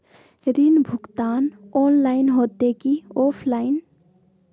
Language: Magahi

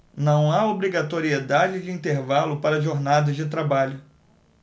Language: Portuguese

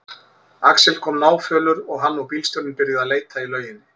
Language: Icelandic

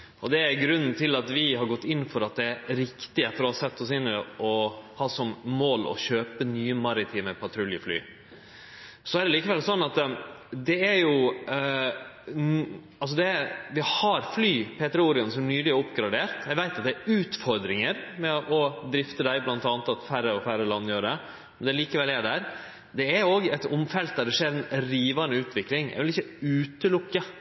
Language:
Norwegian Nynorsk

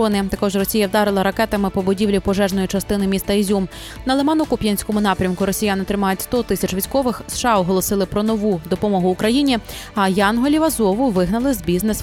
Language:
Ukrainian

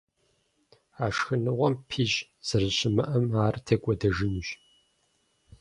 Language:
Kabardian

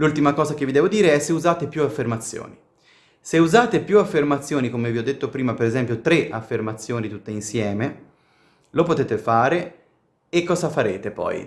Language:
Italian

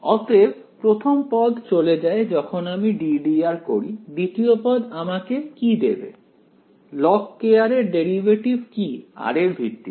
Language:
Bangla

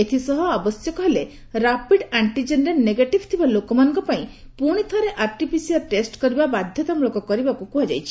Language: Odia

